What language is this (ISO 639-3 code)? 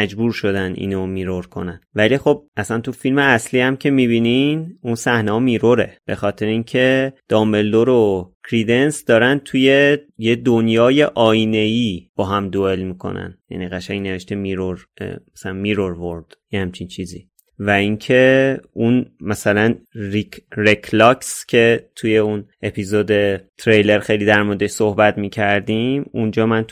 fas